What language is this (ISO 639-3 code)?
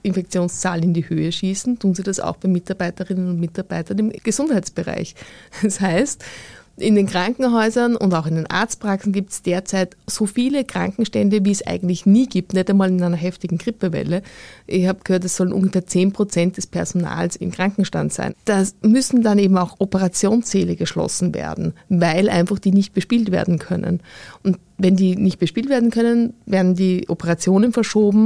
deu